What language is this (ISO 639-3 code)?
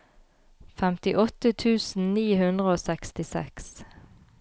nor